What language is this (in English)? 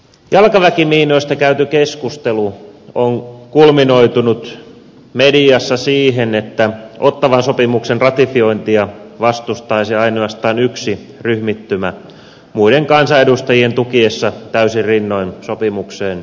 Finnish